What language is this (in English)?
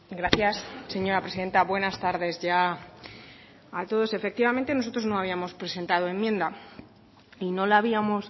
Spanish